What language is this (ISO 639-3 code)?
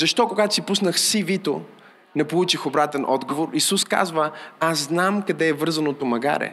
bul